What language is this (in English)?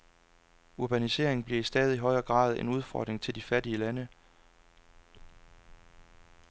Danish